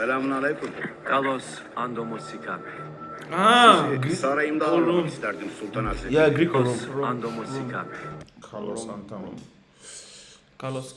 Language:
Turkish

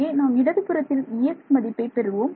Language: Tamil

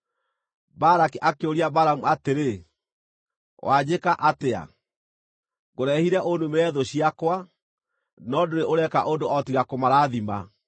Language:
Kikuyu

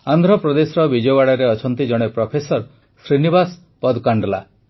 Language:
Odia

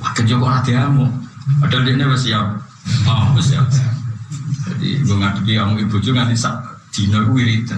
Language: Indonesian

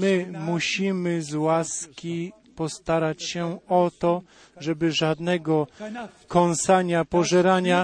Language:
Polish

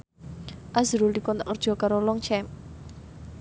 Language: Javanese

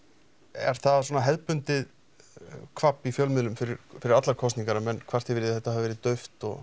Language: Icelandic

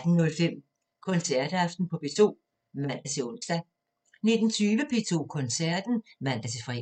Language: Danish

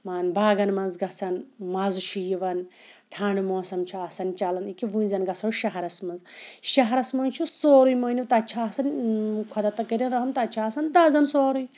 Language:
Kashmiri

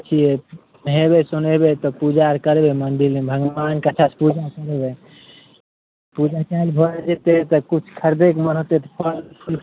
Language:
Maithili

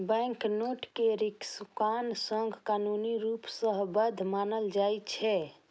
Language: Maithili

